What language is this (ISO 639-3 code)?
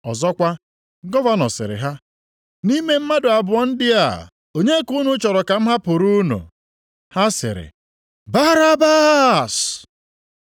ibo